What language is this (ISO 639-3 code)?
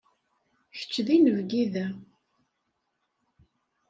kab